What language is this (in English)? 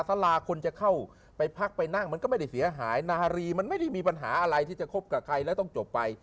Thai